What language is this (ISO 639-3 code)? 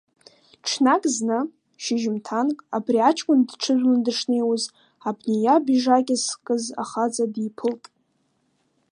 abk